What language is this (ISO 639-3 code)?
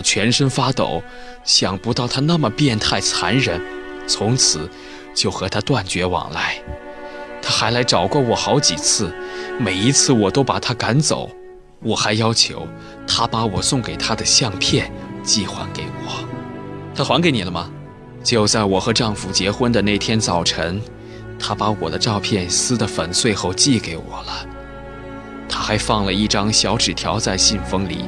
zho